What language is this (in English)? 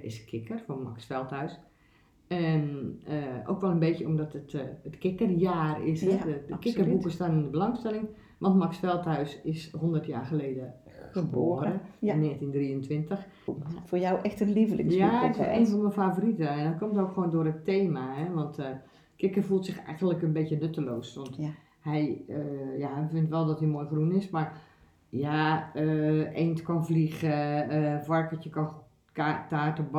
Dutch